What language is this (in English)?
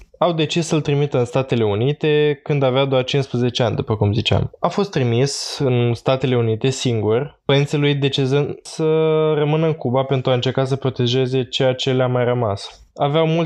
Romanian